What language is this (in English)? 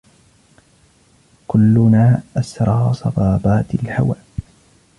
Arabic